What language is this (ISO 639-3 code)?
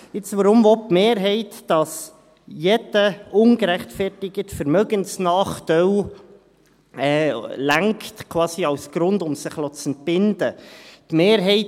gsw